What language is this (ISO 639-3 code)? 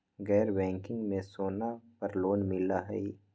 mag